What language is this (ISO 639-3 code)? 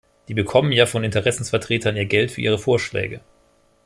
deu